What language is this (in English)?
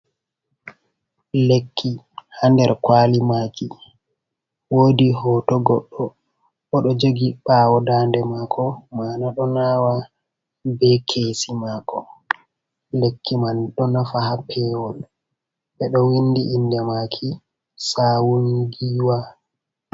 Fula